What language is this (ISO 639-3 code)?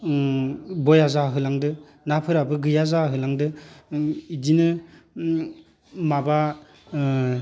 brx